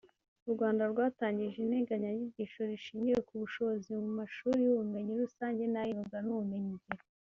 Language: Kinyarwanda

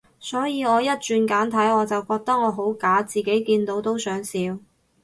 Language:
Cantonese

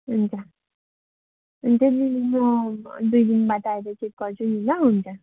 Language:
Nepali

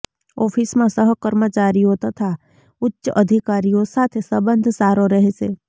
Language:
Gujarati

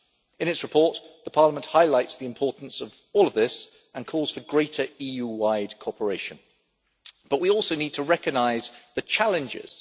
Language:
English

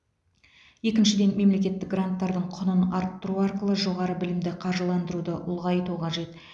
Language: Kazakh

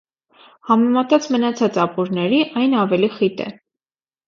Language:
Armenian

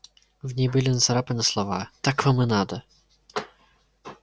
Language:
Russian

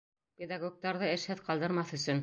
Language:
Bashkir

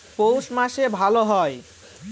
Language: Bangla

